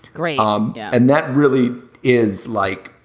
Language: English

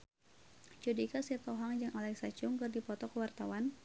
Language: Sundanese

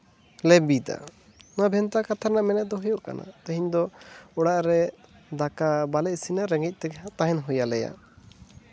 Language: Santali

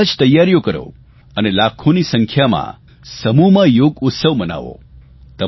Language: Gujarati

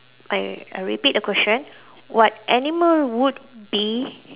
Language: English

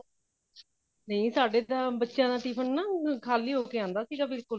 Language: Punjabi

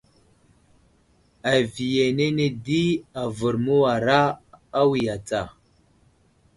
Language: Wuzlam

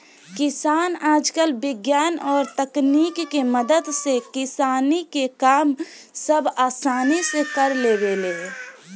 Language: Bhojpuri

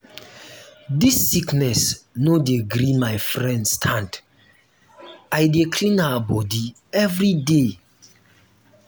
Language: Nigerian Pidgin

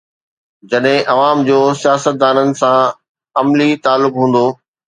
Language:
Sindhi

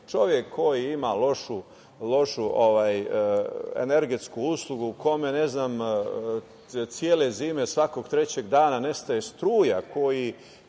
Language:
Serbian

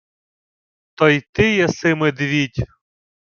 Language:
Ukrainian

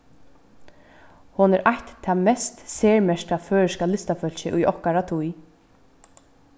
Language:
Faroese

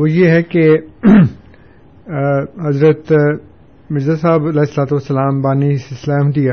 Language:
Urdu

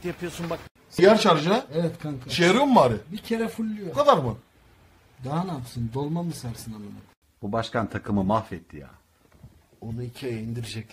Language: Turkish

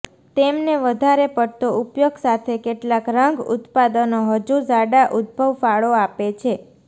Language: Gujarati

